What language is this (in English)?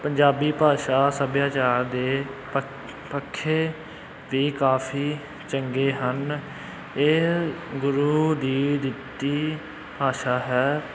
Punjabi